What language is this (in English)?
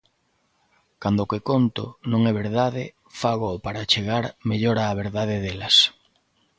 Galician